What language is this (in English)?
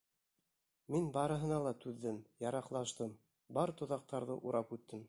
Bashkir